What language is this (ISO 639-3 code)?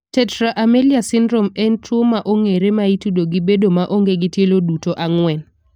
luo